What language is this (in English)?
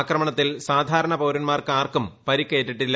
Malayalam